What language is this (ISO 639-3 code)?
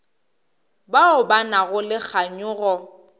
nso